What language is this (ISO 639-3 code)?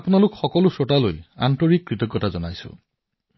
asm